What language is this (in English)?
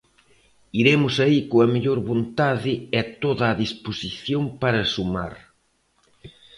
Galician